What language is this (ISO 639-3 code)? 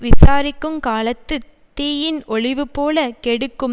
tam